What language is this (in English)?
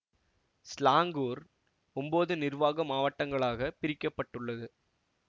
Tamil